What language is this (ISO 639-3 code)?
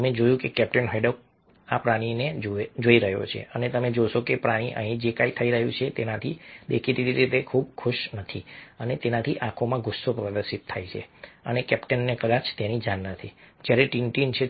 guj